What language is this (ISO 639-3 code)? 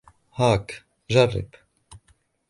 ara